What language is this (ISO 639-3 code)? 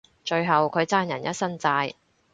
yue